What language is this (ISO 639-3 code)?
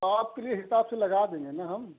hin